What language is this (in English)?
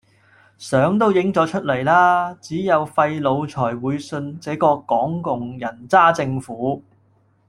Cantonese